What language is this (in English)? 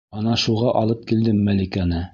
Bashkir